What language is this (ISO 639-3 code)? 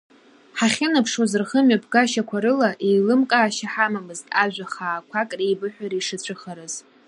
abk